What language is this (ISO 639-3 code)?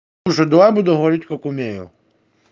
rus